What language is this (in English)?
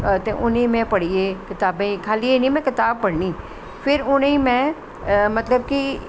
Dogri